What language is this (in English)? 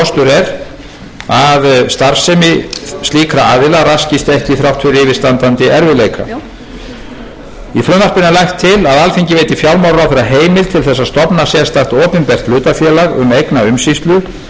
Icelandic